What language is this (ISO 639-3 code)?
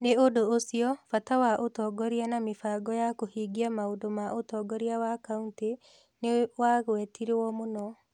kik